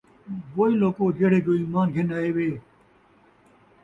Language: Saraiki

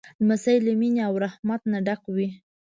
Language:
Pashto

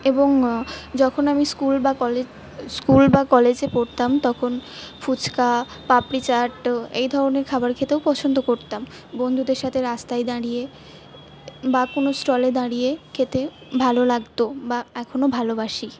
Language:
Bangla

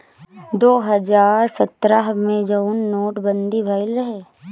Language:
Bhojpuri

